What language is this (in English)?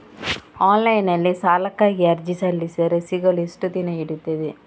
Kannada